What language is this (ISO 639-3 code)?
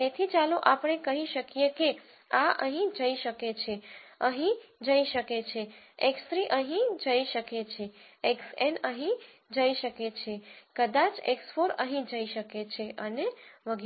guj